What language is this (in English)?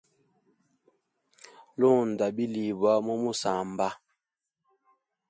Hemba